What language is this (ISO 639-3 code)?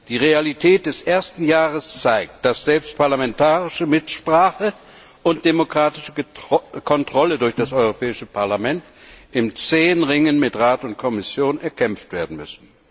deu